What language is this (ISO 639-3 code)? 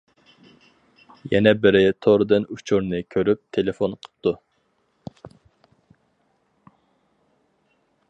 uig